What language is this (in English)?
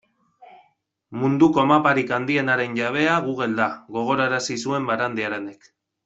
Basque